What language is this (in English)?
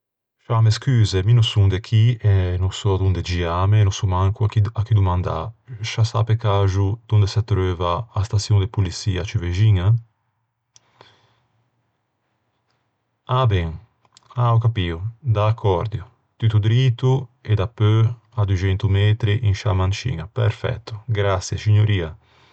Ligurian